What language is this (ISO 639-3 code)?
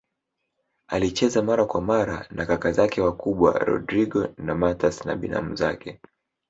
swa